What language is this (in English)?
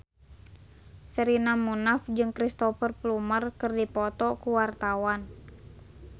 Sundanese